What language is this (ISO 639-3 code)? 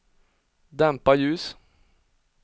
swe